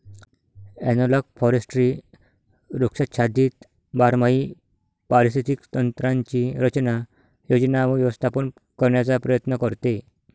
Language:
Marathi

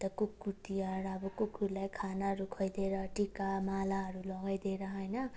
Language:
Nepali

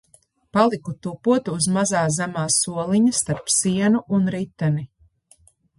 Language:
Latvian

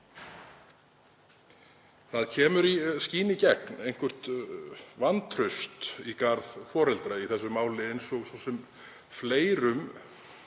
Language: Icelandic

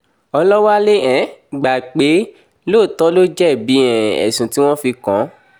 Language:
Yoruba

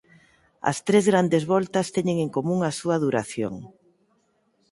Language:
Galician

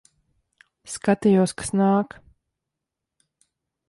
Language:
Latvian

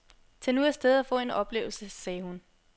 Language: Danish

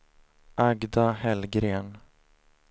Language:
Swedish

